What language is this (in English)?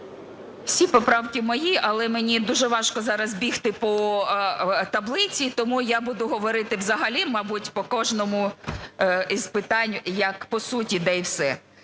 Ukrainian